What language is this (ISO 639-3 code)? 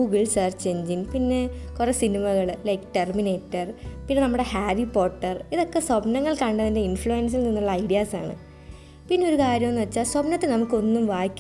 mal